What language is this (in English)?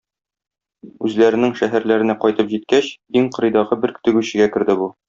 Tatar